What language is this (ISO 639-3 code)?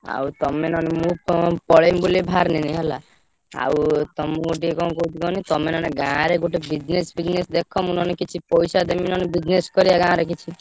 ori